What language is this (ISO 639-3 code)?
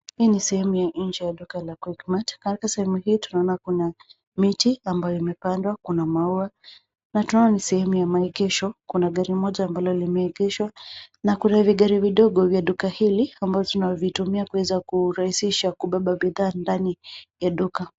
swa